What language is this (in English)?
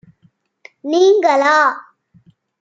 Tamil